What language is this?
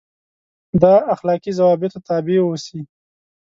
Pashto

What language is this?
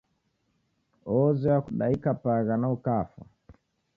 Taita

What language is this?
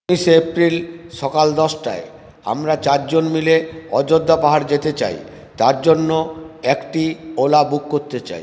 Bangla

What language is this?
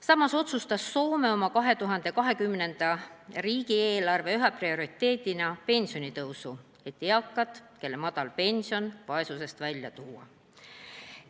Estonian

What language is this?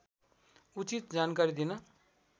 Nepali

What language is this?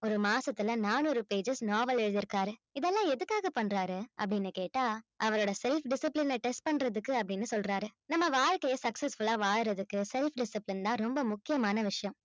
Tamil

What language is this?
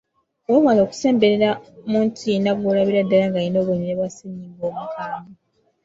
Ganda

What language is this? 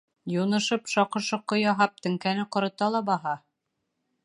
Bashkir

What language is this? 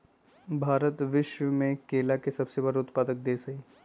Magahi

